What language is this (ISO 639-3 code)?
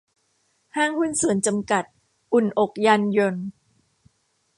tha